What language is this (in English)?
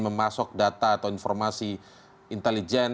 Indonesian